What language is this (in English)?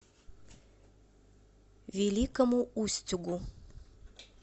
Russian